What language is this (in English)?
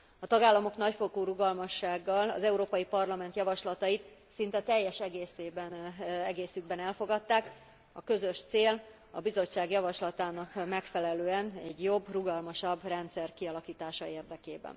Hungarian